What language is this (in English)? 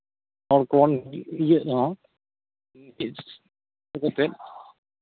Santali